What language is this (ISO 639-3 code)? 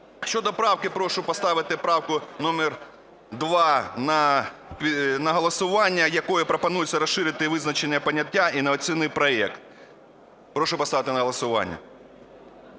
ukr